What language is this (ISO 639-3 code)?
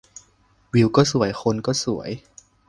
tha